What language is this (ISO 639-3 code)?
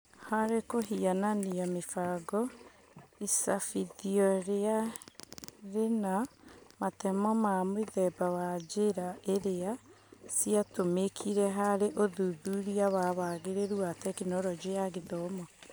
kik